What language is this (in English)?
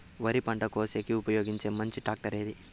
Telugu